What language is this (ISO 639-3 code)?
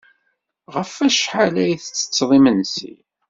kab